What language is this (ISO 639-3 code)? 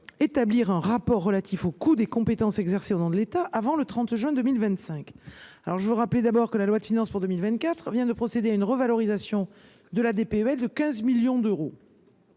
fra